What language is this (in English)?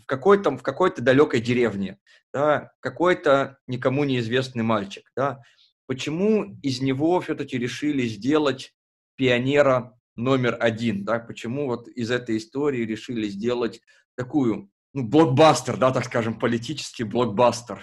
Russian